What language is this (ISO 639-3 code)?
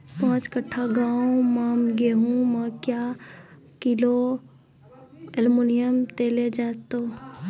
mai